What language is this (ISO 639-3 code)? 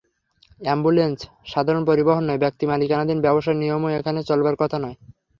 ben